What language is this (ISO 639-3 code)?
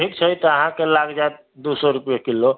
mai